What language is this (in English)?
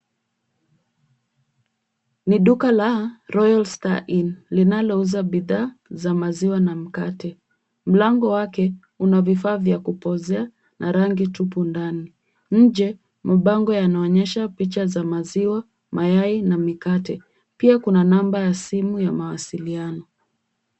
Swahili